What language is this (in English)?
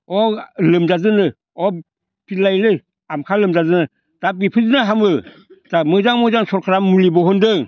Bodo